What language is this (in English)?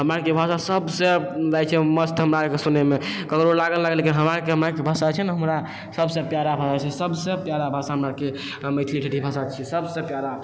Maithili